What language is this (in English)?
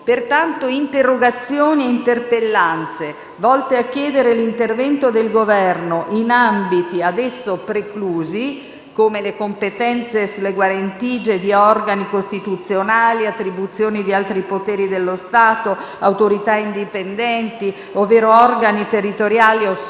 Italian